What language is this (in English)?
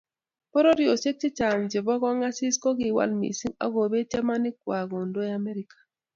Kalenjin